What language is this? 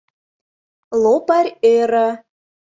Mari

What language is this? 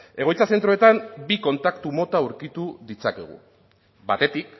Basque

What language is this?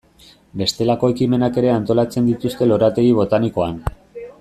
Basque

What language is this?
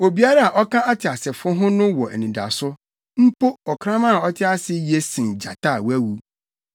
Akan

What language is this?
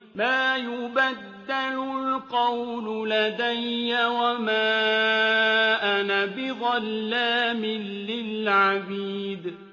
Arabic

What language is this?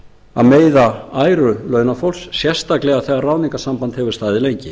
Icelandic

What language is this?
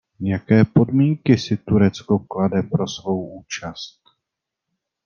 Czech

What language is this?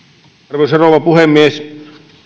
Finnish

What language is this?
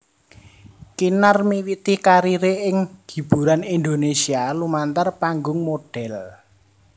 Javanese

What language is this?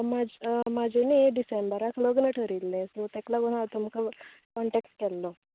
Konkani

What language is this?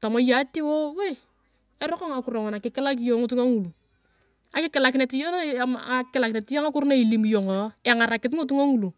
Turkana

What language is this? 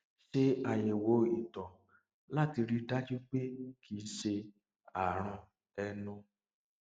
Yoruba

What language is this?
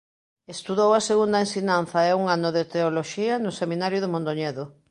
Galician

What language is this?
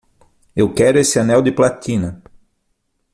Portuguese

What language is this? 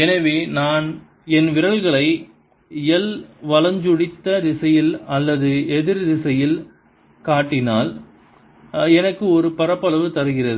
Tamil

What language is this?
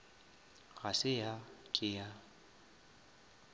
Northern Sotho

